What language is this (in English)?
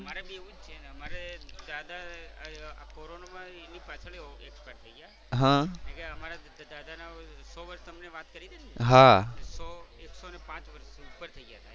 Gujarati